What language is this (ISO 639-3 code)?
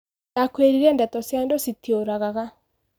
kik